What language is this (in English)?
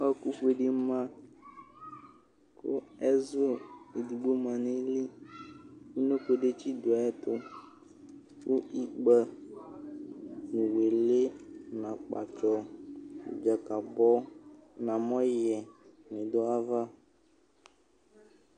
Ikposo